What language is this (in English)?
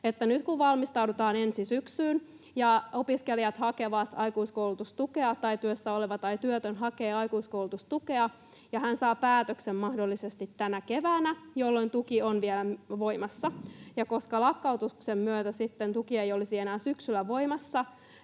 Finnish